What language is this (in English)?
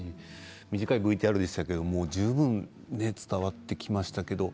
Japanese